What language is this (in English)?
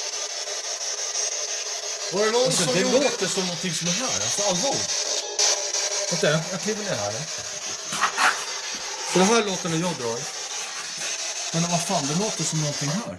Swedish